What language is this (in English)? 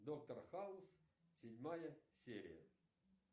Russian